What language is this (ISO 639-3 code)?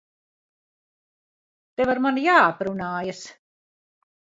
lav